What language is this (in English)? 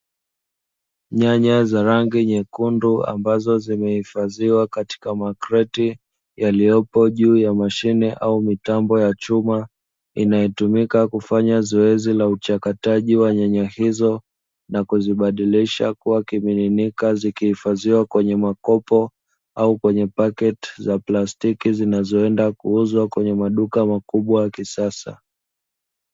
Swahili